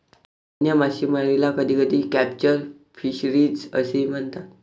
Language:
Marathi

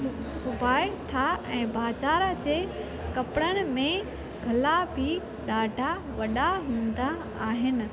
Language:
Sindhi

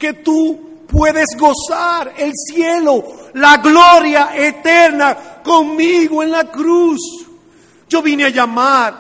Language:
Spanish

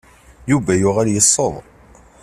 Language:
Kabyle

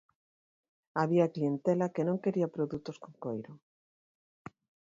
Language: Galician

